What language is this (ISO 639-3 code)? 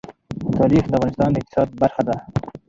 pus